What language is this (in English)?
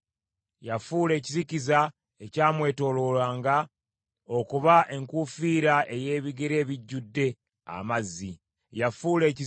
Ganda